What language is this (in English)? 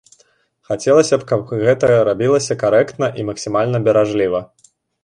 Belarusian